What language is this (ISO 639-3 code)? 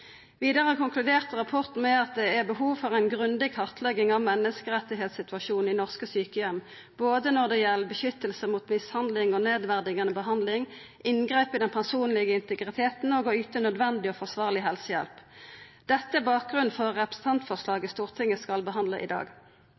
nno